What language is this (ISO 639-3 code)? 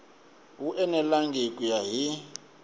tso